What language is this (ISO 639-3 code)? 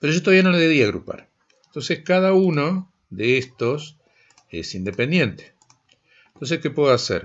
spa